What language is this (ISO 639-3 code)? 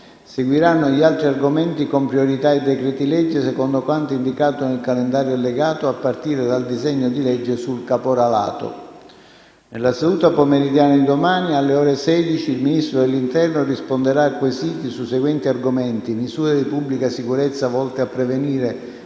ita